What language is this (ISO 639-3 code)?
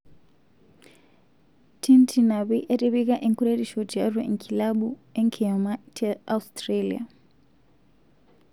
mas